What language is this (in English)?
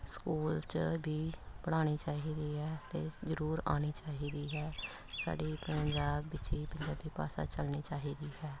Punjabi